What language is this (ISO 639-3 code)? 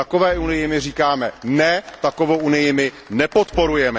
ces